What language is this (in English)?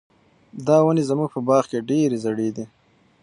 Pashto